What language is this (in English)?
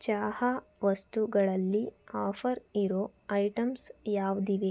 Kannada